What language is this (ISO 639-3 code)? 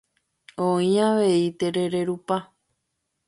grn